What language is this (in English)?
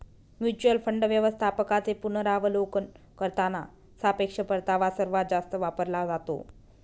Marathi